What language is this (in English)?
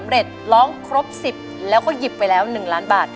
Thai